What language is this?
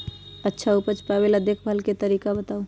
Magahi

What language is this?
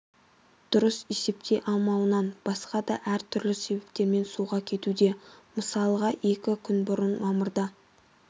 Kazakh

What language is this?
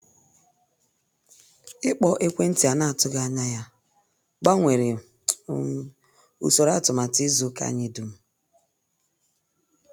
Igbo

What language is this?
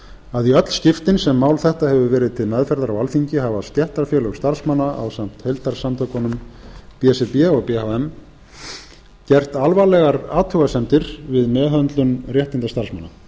Icelandic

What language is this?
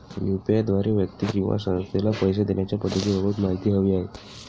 Marathi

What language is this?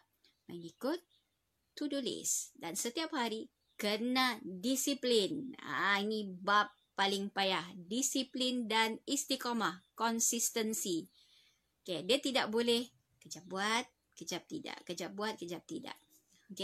Malay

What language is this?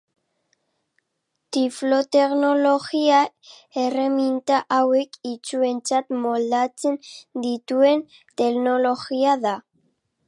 Basque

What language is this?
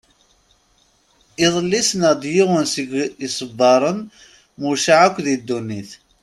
Kabyle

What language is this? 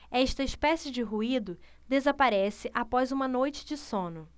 Portuguese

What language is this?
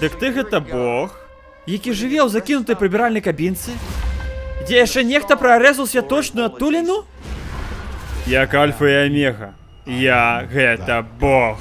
Russian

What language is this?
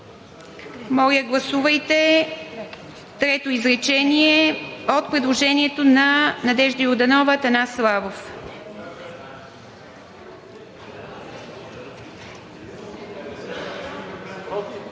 Bulgarian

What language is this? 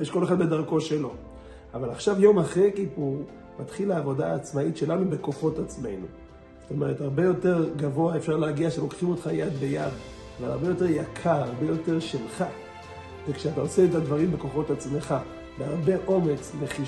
Hebrew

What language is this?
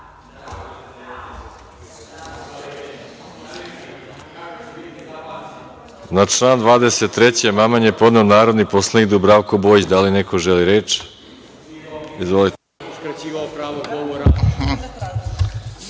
Serbian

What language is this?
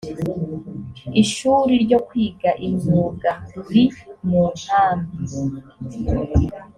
Kinyarwanda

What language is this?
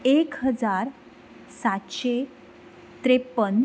Konkani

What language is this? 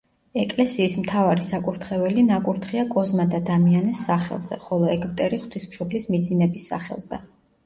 Georgian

